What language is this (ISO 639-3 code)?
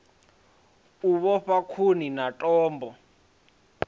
ven